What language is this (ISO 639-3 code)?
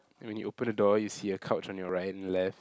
eng